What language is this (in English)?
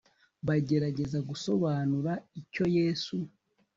Kinyarwanda